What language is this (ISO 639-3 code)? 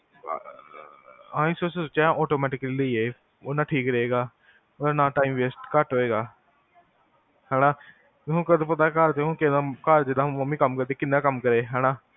pan